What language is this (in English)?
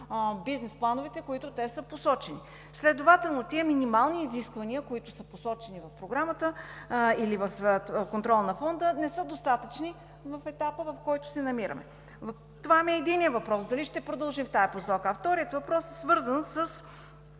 Bulgarian